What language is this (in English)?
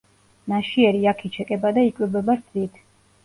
Georgian